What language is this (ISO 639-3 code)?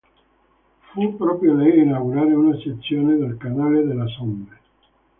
ita